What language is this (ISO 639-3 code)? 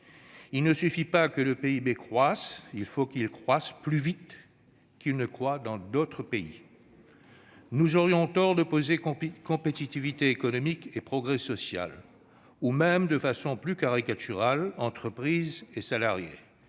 fra